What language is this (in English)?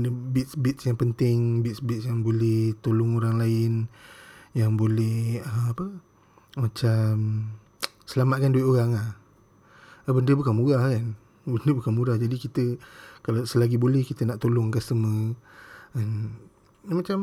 Malay